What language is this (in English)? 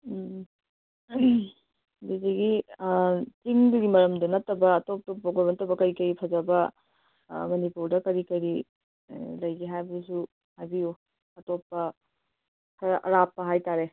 Manipuri